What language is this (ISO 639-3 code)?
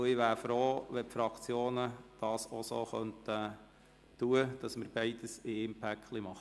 gsw